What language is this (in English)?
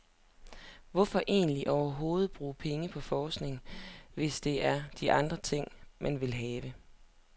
Danish